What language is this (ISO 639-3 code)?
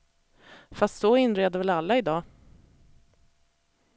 swe